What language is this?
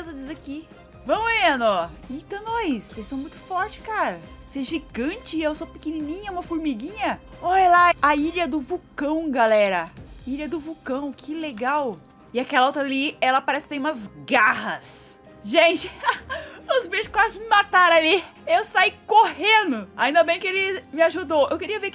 Portuguese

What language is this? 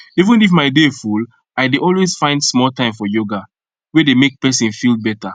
Nigerian Pidgin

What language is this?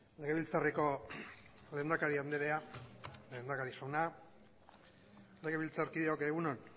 Basque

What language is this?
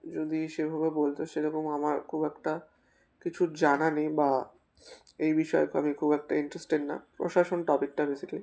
Bangla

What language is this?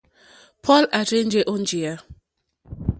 Mokpwe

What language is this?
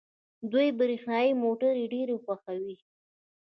Pashto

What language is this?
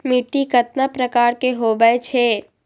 Magahi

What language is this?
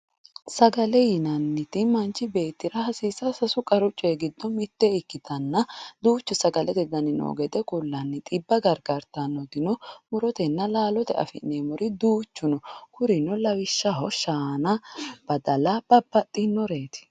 Sidamo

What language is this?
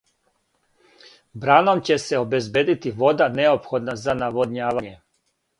Serbian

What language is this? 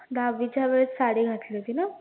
Marathi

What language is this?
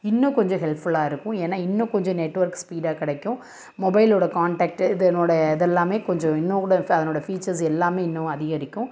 Tamil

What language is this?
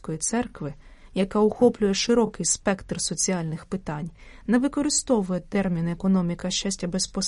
Ukrainian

